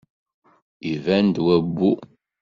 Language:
Kabyle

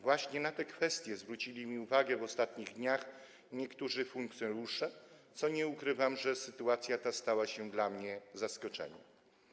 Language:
Polish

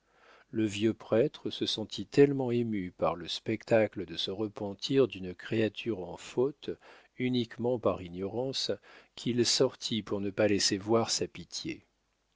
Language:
French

